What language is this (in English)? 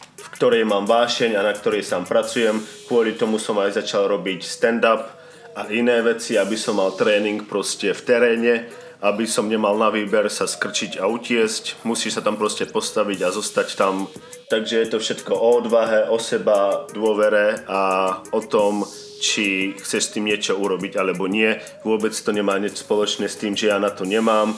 Slovak